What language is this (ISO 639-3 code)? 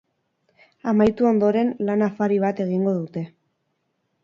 eus